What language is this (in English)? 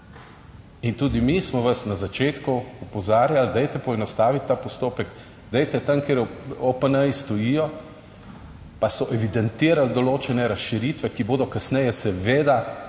Slovenian